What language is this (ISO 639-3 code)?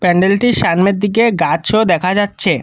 ben